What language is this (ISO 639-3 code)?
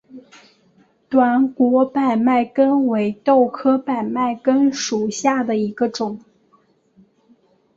zho